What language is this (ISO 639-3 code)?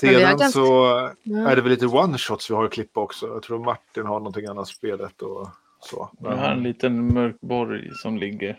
swe